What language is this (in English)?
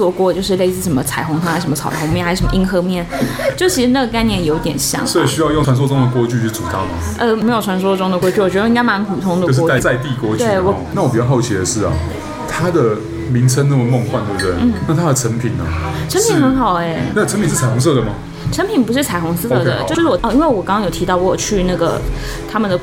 Chinese